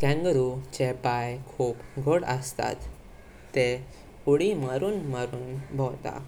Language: Konkani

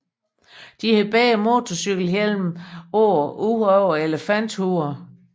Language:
Danish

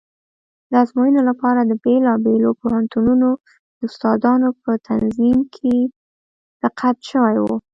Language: Pashto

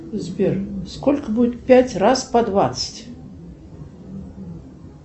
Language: Russian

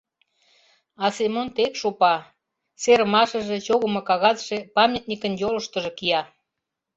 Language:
Mari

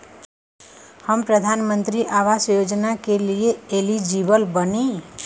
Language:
Bhojpuri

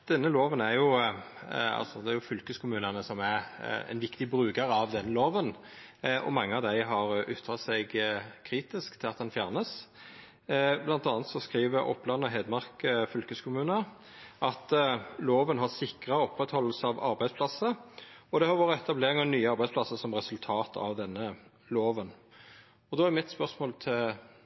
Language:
Norwegian Nynorsk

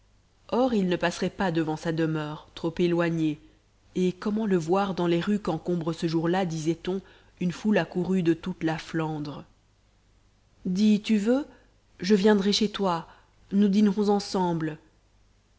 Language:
French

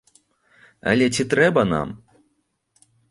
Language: Belarusian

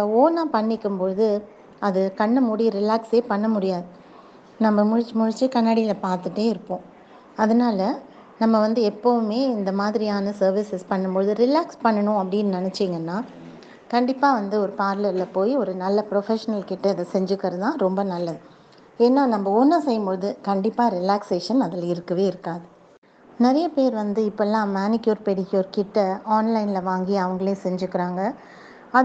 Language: Tamil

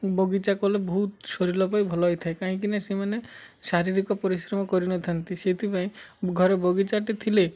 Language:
Odia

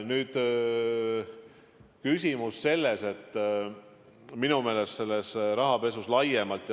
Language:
Estonian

